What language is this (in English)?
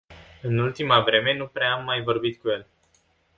Romanian